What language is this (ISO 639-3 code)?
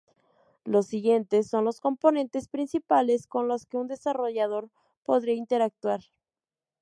spa